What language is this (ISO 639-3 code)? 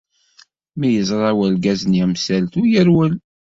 kab